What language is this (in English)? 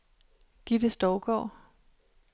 Danish